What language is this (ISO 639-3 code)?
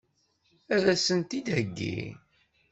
kab